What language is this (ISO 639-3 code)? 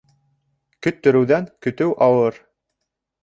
bak